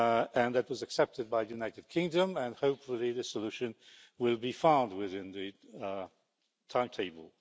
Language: English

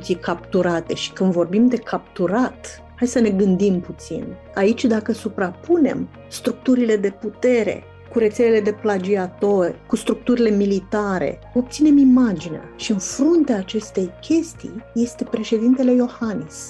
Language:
Romanian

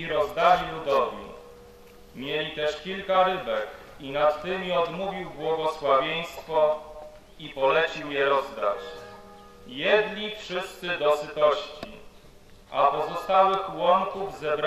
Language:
Polish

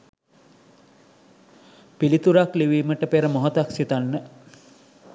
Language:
Sinhala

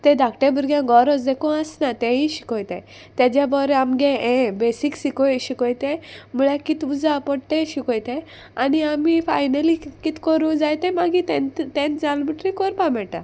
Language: Konkani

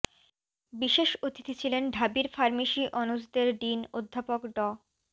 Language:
Bangla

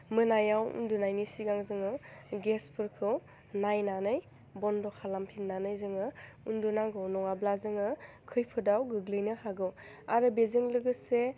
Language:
Bodo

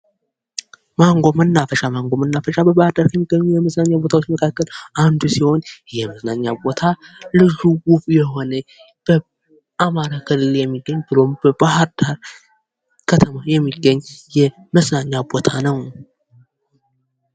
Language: Amharic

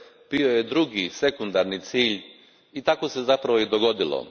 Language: Croatian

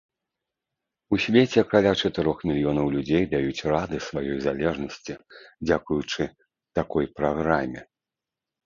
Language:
Belarusian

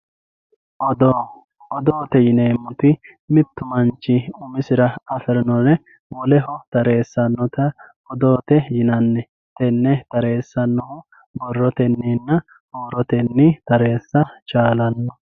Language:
Sidamo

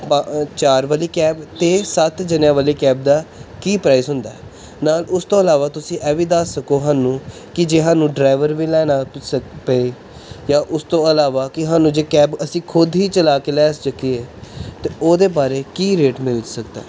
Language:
Punjabi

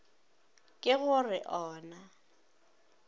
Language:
Northern Sotho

